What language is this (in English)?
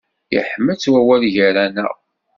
Kabyle